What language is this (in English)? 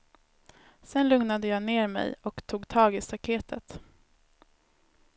Swedish